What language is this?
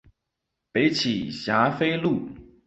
Chinese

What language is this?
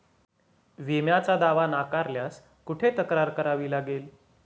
Marathi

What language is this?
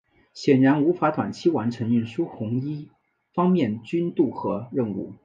Chinese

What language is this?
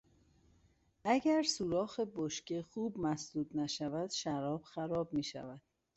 Persian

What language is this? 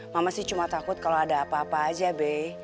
Indonesian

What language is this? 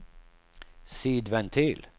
Swedish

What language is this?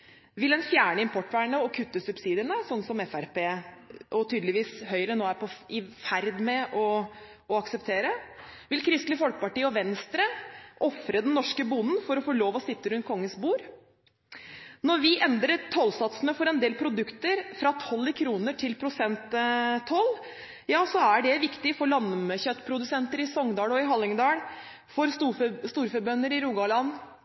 Norwegian Bokmål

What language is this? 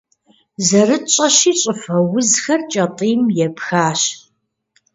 Kabardian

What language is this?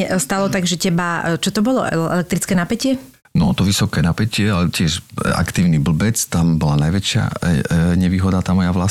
Slovak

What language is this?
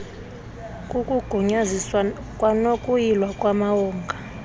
Xhosa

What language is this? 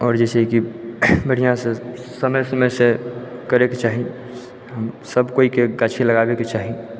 Maithili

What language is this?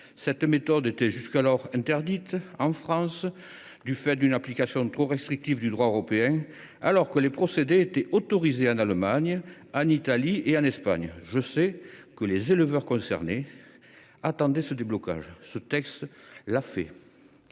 French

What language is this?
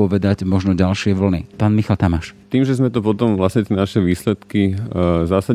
Slovak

